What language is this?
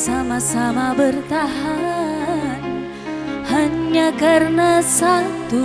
Indonesian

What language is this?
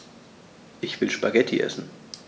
German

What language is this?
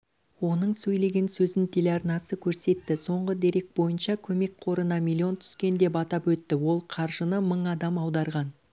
Kazakh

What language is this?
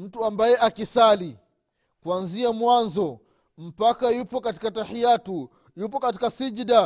Swahili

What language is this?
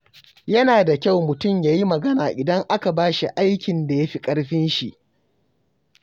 Hausa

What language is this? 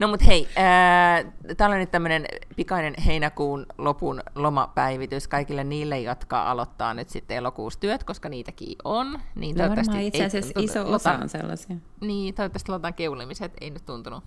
Finnish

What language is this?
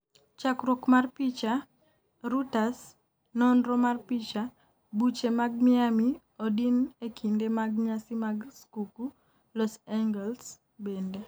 Luo (Kenya and Tanzania)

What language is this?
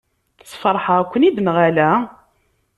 Kabyle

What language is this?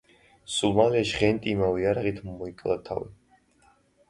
Georgian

